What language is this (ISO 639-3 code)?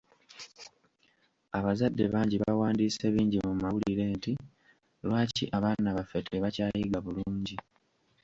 lug